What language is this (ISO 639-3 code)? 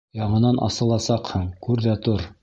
bak